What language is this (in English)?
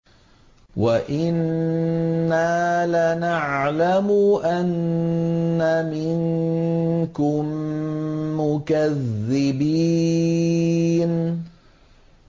Arabic